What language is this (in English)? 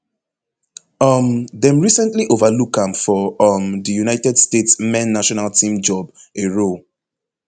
Nigerian Pidgin